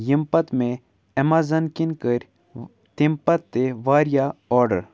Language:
Kashmiri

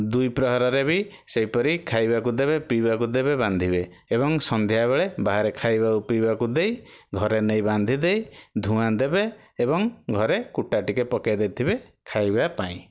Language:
Odia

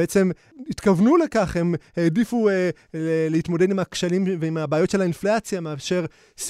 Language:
Hebrew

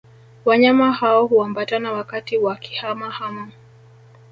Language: Swahili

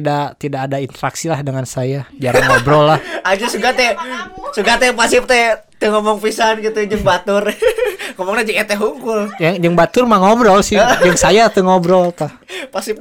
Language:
Indonesian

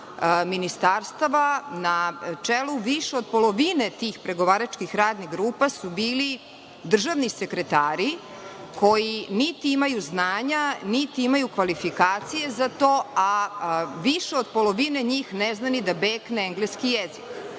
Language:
Serbian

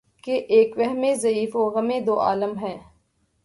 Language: Urdu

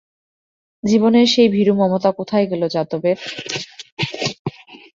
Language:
Bangla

